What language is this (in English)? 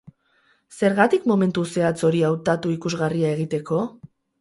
Basque